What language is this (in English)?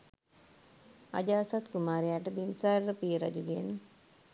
Sinhala